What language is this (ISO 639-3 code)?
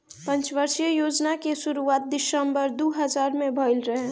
bho